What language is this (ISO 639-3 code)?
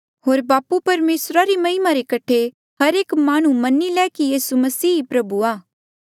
mjl